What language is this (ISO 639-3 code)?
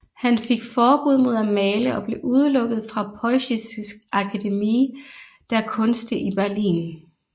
dan